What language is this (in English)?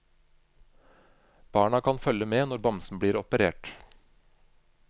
Norwegian